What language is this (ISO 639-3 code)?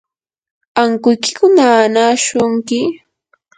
qur